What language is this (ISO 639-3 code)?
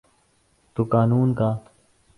urd